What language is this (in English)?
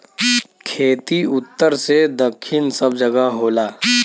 Bhojpuri